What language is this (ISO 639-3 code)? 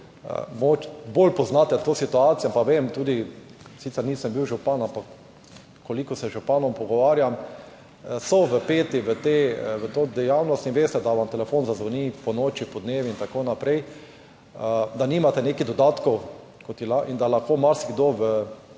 slv